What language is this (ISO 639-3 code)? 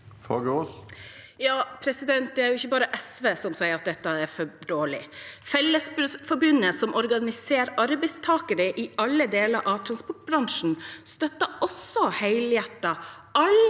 nor